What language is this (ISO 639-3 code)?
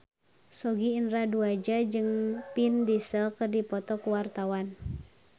sun